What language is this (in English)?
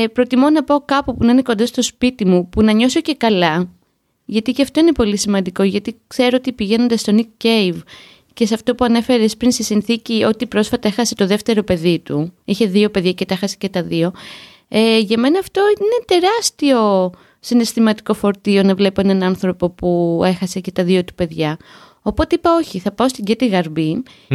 Greek